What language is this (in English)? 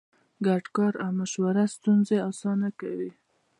Pashto